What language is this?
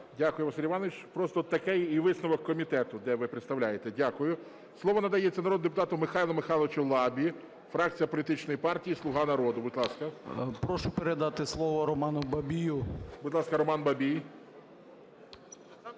Ukrainian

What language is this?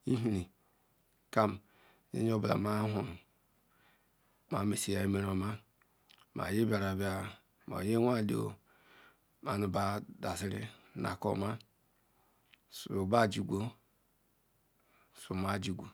Ikwere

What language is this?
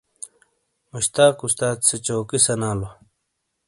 Shina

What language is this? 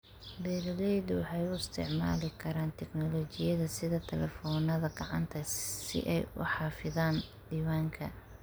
Somali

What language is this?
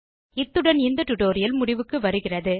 Tamil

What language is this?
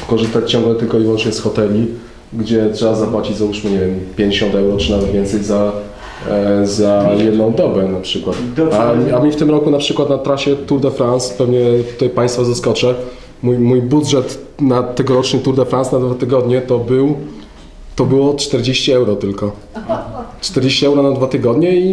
Polish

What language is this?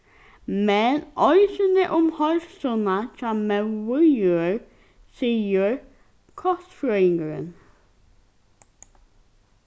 Faroese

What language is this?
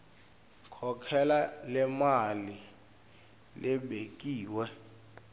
Swati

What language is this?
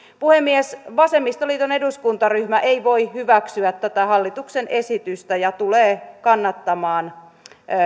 Finnish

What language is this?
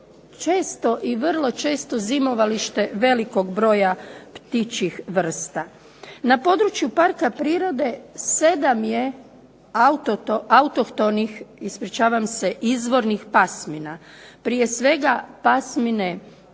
Croatian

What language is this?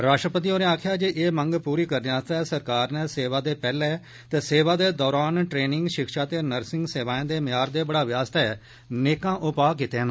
Dogri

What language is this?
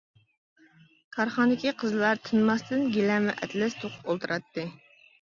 Uyghur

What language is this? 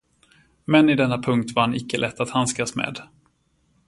Swedish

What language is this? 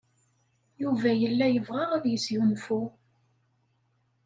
Kabyle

